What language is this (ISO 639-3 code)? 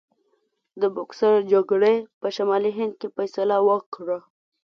pus